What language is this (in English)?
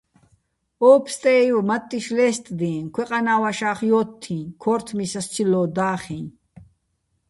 Bats